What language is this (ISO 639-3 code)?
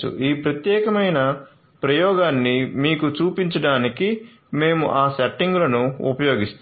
tel